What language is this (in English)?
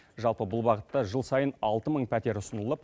Kazakh